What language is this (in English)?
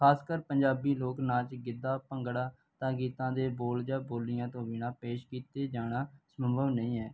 Punjabi